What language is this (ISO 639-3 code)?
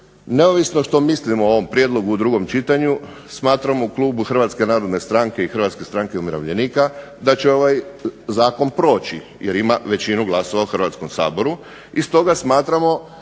hrv